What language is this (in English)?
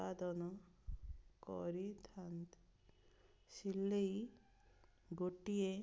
Odia